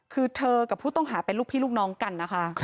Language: Thai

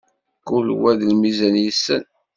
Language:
Kabyle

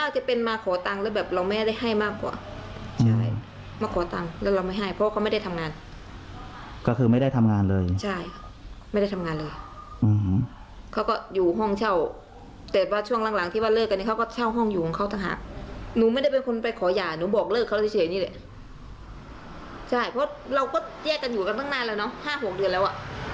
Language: Thai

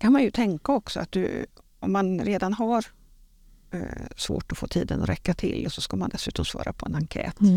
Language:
Swedish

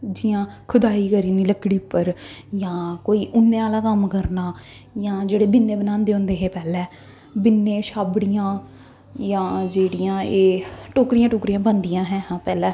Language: Dogri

